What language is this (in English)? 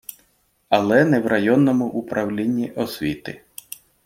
Ukrainian